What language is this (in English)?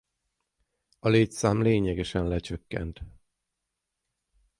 Hungarian